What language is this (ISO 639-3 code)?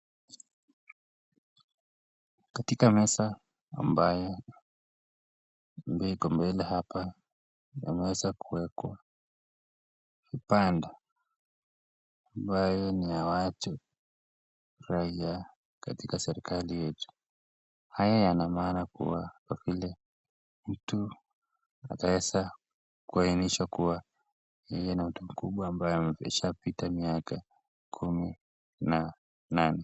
swa